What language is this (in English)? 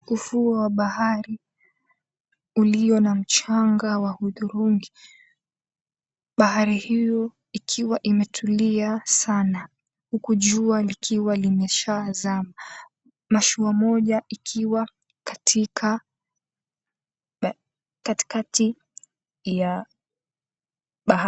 Swahili